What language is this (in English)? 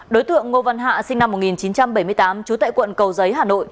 Vietnamese